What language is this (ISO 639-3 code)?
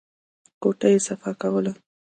pus